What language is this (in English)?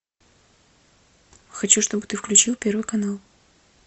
Russian